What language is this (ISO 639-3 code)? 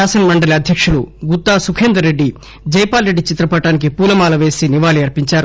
tel